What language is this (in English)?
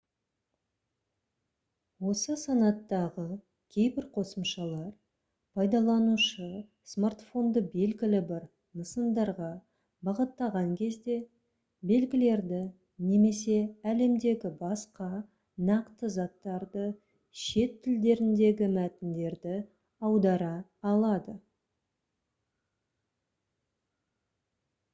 Kazakh